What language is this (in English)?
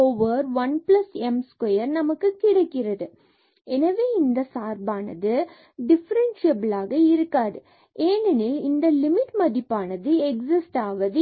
Tamil